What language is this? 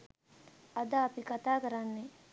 Sinhala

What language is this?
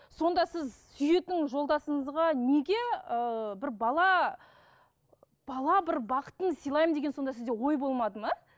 Kazakh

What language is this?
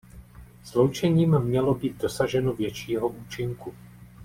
Czech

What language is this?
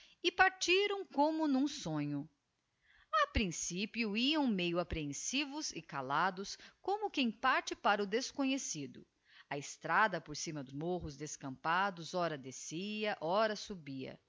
Portuguese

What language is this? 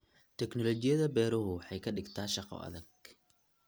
Somali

